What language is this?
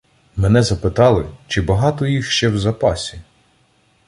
Ukrainian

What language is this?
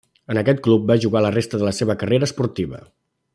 Catalan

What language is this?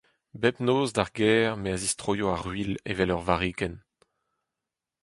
Breton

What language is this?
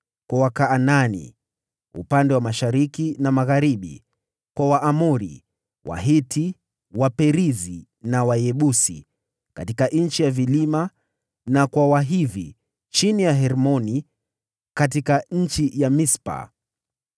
Swahili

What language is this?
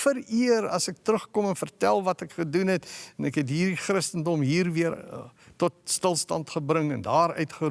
Dutch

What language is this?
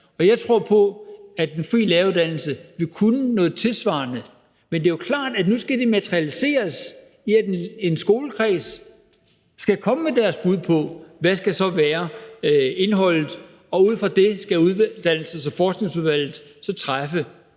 Danish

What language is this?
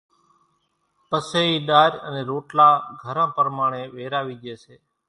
Kachi Koli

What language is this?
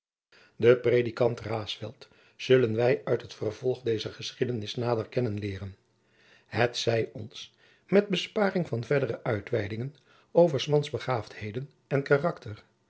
Dutch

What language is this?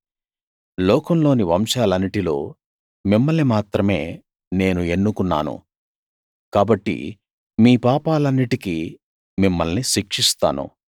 Telugu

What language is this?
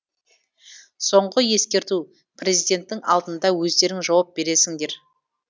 Kazakh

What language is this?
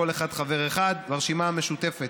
Hebrew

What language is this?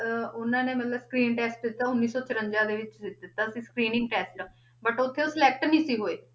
Punjabi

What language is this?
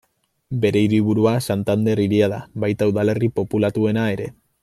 Basque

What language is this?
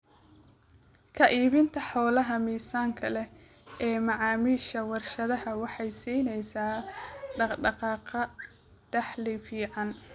Somali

